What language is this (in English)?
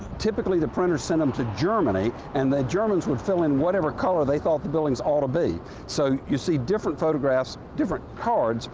English